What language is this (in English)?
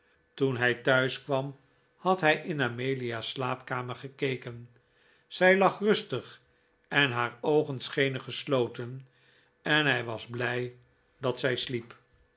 Dutch